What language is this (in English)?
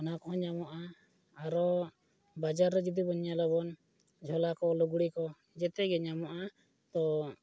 Santali